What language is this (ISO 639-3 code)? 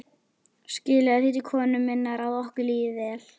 isl